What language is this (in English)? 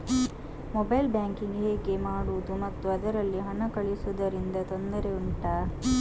Kannada